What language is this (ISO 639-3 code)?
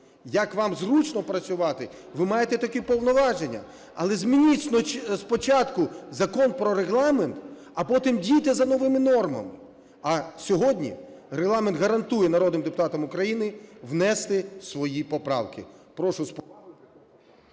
ukr